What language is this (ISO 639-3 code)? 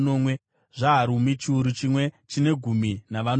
sna